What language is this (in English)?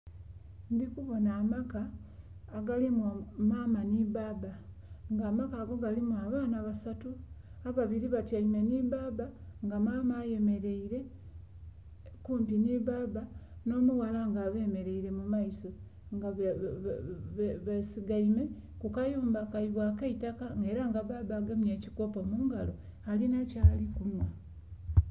Soga